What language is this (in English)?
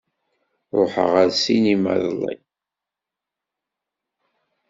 Kabyle